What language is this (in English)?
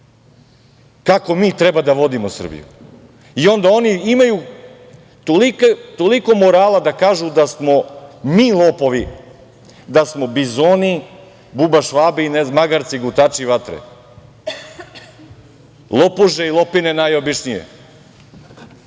Serbian